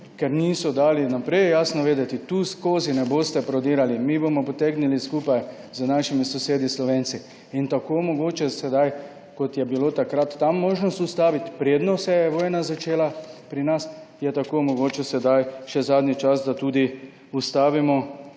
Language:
Slovenian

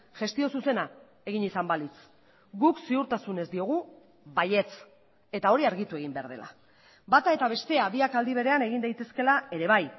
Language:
Basque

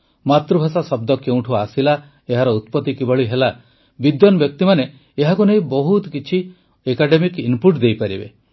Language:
Odia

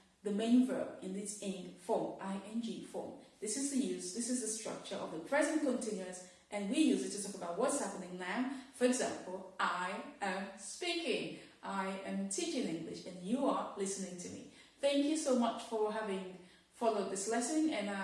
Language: English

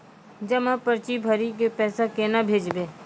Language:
Maithili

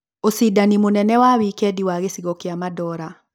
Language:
Kikuyu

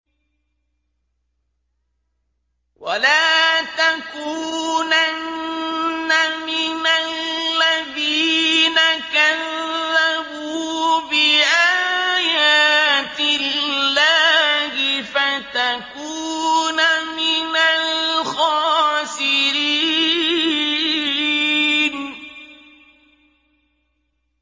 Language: Arabic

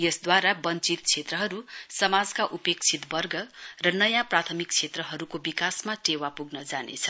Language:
Nepali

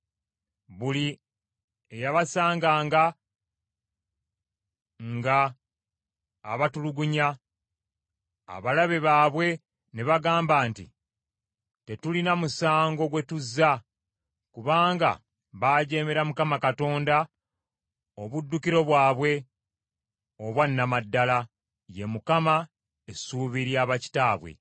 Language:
Ganda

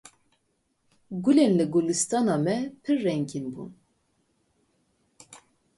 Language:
Kurdish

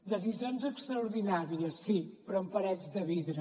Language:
Catalan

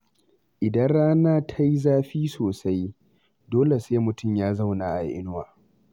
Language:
Hausa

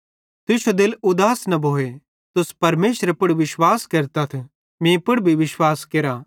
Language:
Bhadrawahi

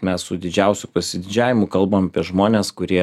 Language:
Lithuanian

